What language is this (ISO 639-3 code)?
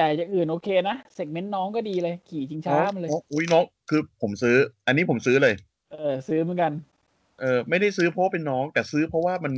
tha